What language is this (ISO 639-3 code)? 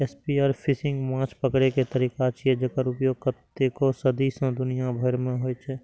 mai